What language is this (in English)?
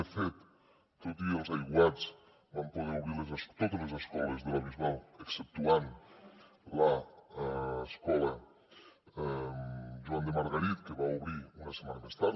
Catalan